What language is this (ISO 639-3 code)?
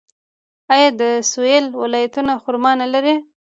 pus